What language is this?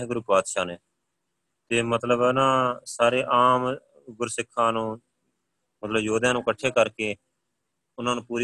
Punjabi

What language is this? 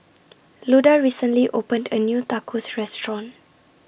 English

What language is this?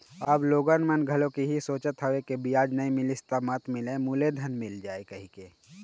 Chhattisgarhi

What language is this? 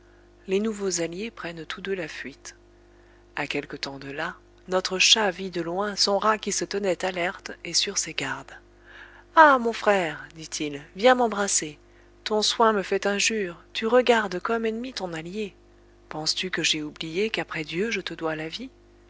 French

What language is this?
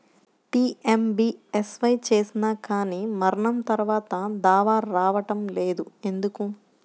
Telugu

